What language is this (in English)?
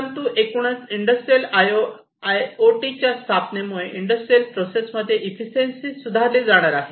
Marathi